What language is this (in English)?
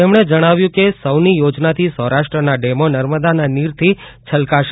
Gujarati